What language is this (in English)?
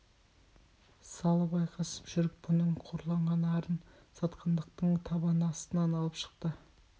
Kazakh